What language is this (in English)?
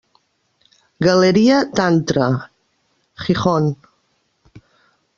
Catalan